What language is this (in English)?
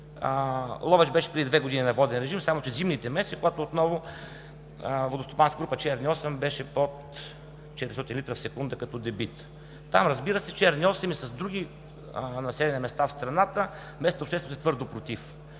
Bulgarian